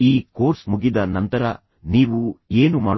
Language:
Kannada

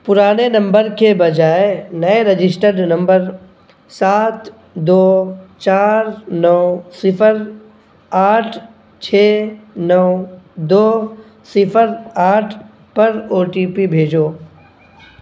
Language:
Urdu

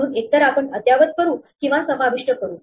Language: Marathi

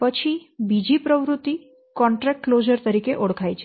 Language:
Gujarati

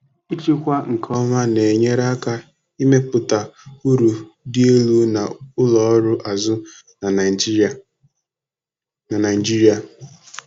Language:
Igbo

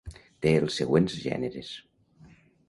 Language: Catalan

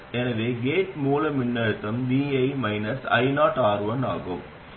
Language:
Tamil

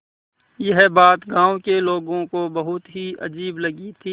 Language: Hindi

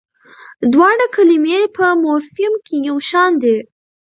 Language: Pashto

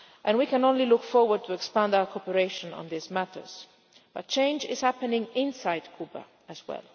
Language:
English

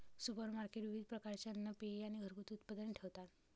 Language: Marathi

